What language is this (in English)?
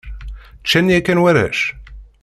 Kabyle